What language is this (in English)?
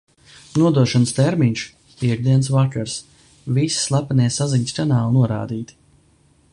Latvian